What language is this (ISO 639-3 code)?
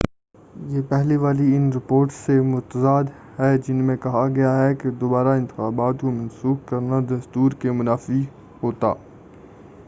urd